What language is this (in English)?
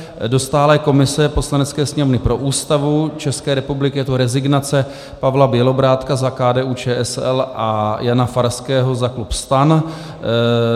Czech